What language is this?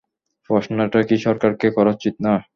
Bangla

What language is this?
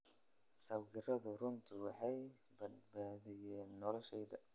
Somali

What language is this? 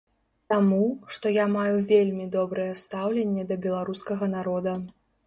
Belarusian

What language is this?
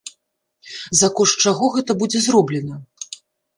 Belarusian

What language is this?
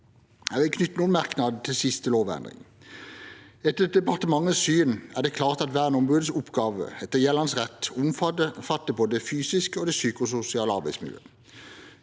Norwegian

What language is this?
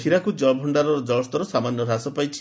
Odia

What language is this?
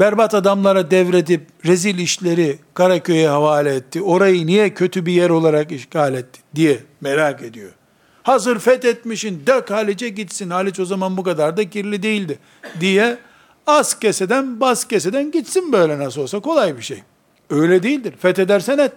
Turkish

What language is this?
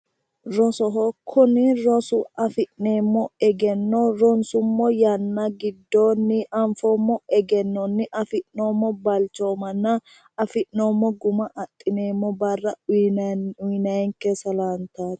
Sidamo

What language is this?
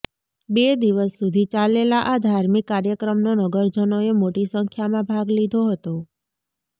Gujarati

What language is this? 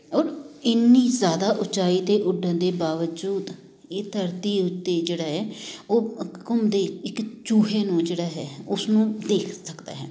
Punjabi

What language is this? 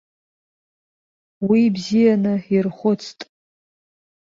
Abkhazian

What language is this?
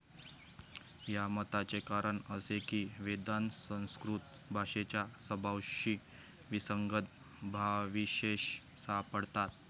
Marathi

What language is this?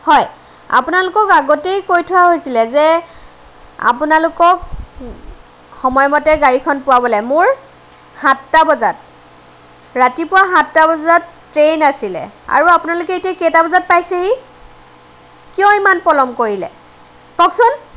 Assamese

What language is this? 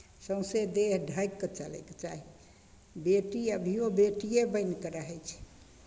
Maithili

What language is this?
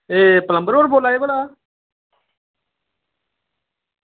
Dogri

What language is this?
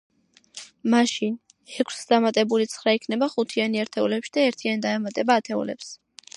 Georgian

